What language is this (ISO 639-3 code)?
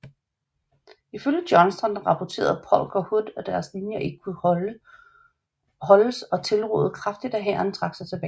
dan